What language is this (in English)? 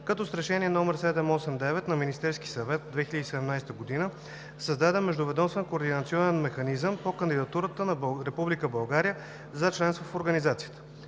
Bulgarian